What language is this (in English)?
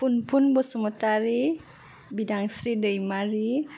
Bodo